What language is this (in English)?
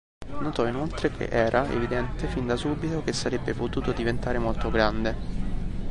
Italian